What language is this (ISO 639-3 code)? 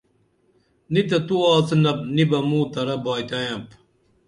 dml